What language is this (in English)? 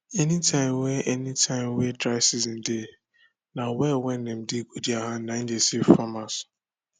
Nigerian Pidgin